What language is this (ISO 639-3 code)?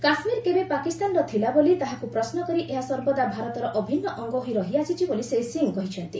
ori